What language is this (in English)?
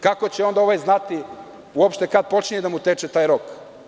Serbian